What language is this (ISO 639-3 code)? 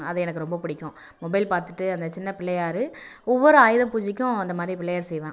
tam